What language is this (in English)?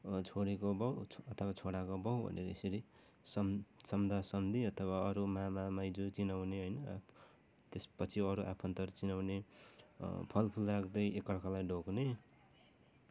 Nepali